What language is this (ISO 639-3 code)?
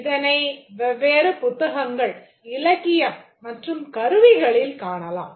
tam